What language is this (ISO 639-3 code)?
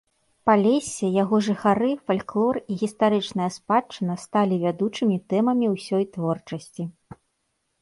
bel